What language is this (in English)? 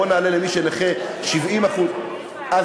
Hebrew